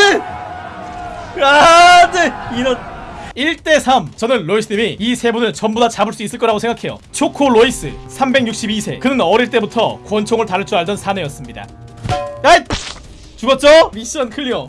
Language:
Korean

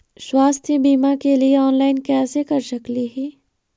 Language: Magahi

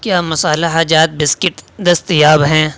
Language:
Urdu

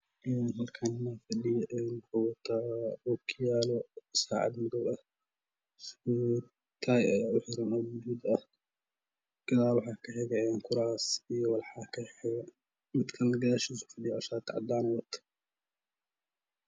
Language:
Somali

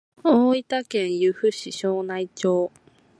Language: Japanese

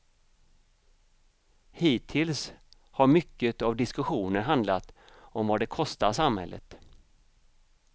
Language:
Swedish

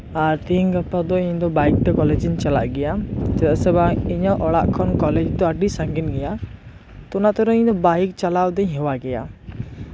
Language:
Santali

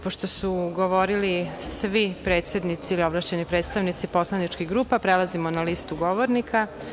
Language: Serbian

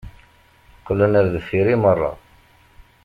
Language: Kabyle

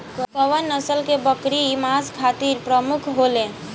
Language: Bhojpuri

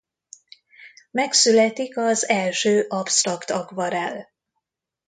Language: Hungarian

